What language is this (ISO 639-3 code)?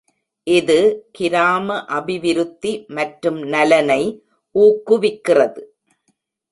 tam